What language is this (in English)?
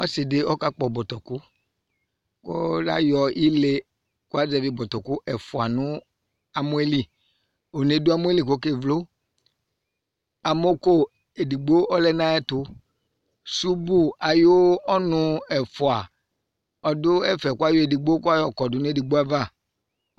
Ikposo